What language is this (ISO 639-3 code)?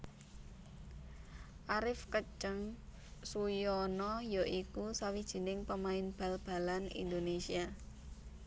jav